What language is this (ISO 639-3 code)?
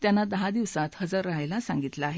mar